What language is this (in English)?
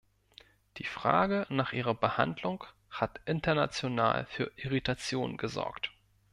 German